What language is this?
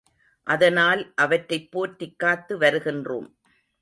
Tamil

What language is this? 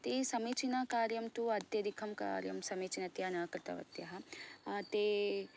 Sanskrit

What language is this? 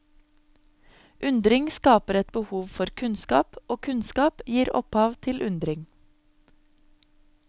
Norwegian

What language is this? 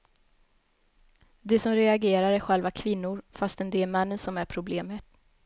Swedish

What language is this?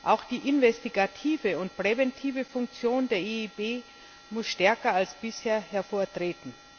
German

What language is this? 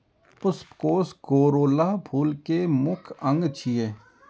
Maithili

